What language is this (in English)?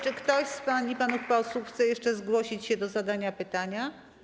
Polish